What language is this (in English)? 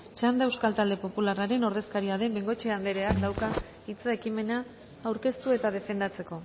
Basque